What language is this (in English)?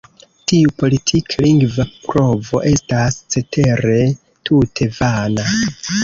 Esperanto